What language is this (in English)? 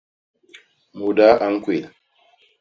Basaa